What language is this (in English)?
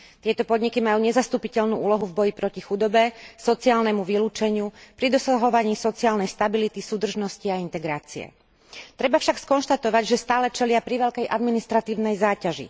Slovak